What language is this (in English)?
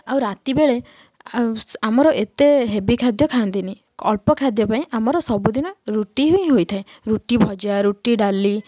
Odia